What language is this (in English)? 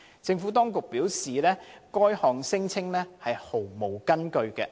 Cantonese